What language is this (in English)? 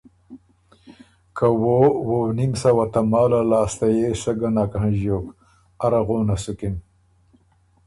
Ormuri